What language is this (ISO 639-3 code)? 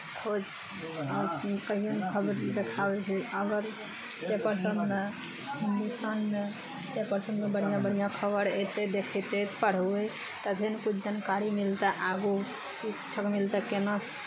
mai